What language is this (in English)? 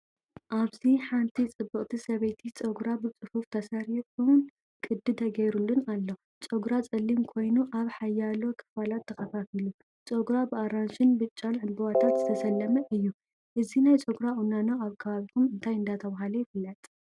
Tigrinya